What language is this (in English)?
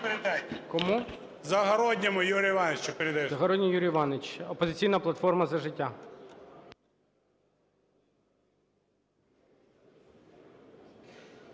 Ukrainian